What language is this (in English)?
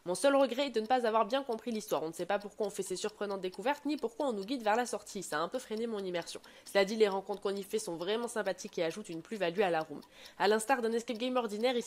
French